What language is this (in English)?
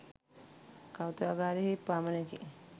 Sinhala